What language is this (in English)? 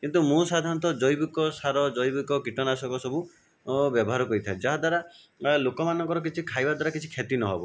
Odia